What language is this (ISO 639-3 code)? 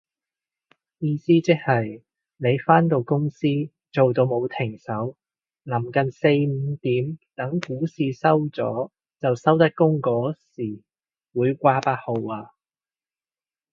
yue